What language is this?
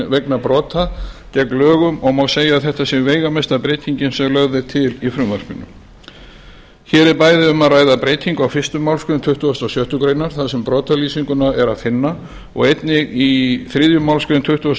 Icelandic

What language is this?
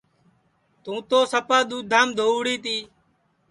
Sansi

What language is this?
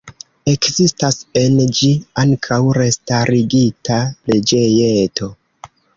Esperanto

